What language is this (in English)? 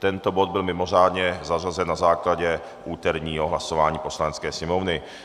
Czech